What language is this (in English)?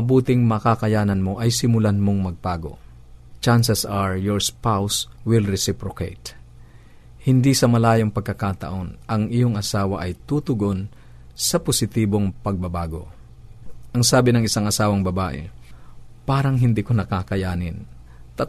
Filipino